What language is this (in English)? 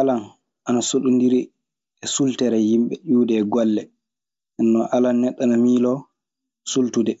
Maasina Fulfulde